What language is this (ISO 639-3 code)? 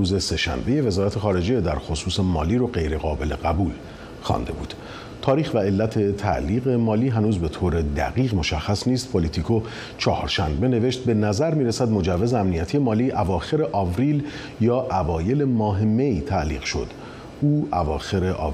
fas